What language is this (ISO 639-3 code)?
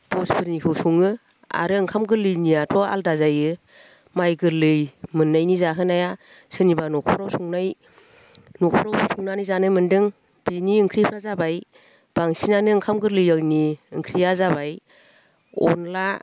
brx